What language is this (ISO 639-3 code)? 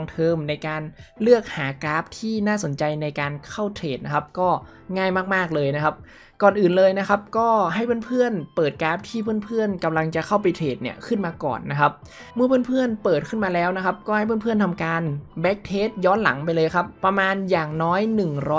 tha